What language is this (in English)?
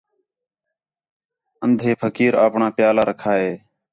Khetrani